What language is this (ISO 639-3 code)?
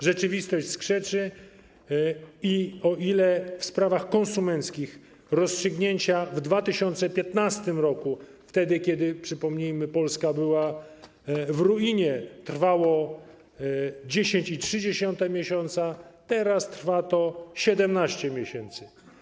pol